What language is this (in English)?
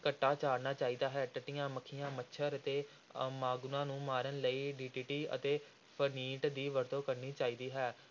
Punjabi